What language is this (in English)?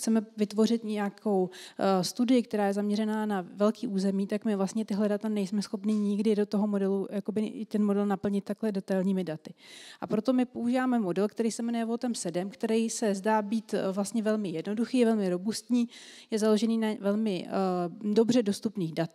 Czech